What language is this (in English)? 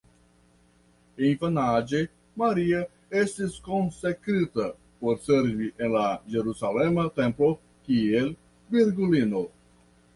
Esperanto